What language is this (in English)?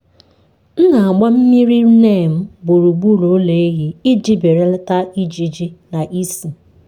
Igbo